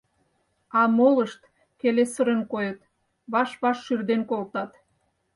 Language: Mari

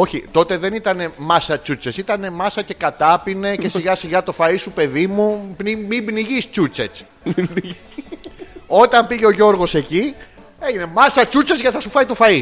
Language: Greek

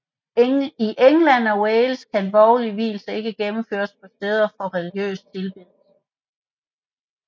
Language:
Danish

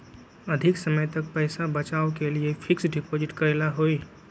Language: Magahi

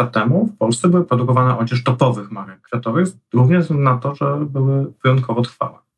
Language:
Polish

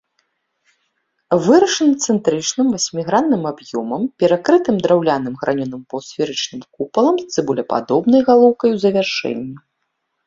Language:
Belarusian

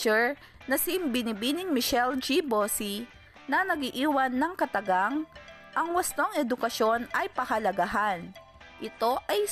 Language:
Filipino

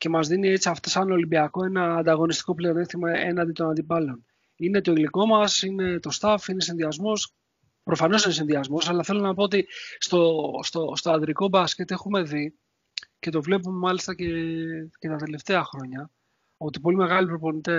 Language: Greek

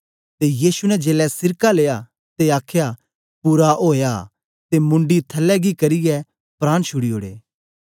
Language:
Dogri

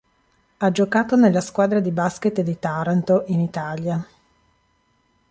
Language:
Italian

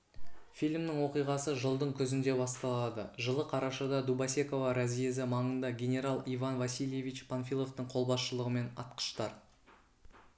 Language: Kazakh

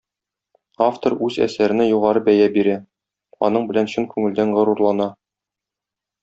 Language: Tatar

